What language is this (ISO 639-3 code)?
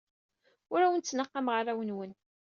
kab